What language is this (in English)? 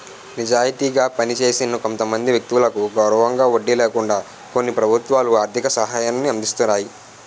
Telugu